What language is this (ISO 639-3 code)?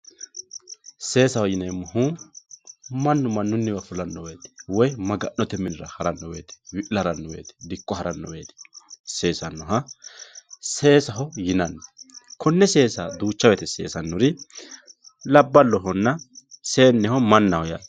sid